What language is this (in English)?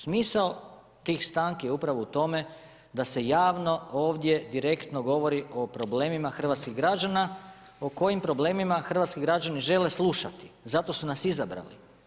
Croatian